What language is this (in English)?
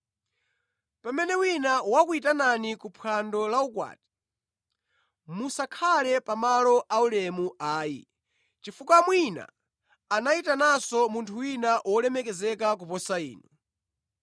Nyanja